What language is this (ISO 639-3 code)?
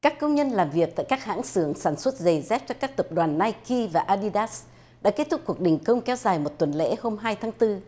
vie